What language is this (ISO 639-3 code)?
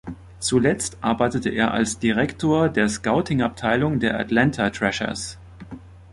deu